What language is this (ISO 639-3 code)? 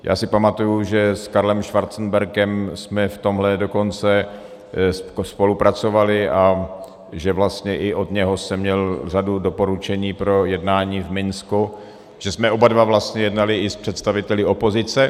ces